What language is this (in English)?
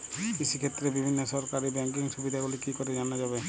Bangla